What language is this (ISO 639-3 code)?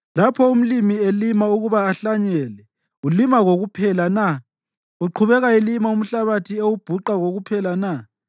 nde